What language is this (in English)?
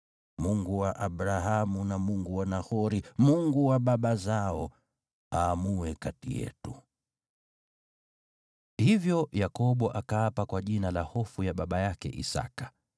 Swahili